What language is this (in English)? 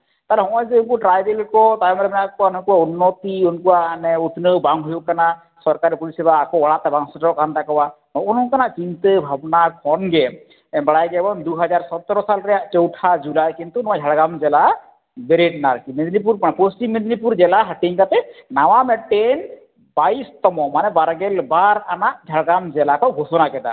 Santali